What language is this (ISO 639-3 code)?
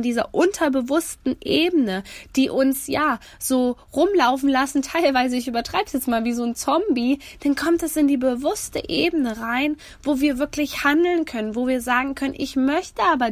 deu